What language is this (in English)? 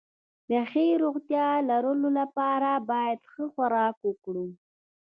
Pashto